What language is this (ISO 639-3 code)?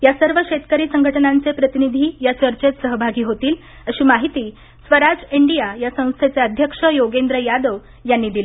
mar